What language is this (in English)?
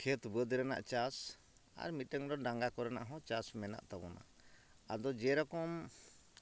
Santali